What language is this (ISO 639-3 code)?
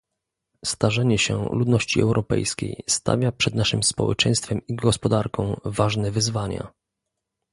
pol